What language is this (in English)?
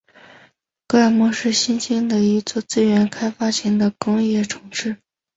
Chinese